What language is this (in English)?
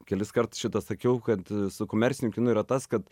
Lithuanian